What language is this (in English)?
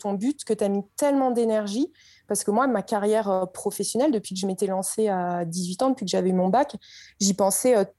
French